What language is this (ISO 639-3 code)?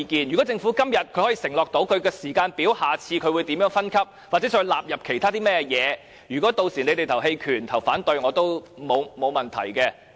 yue